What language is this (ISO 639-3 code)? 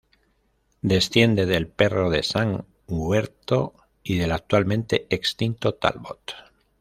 spa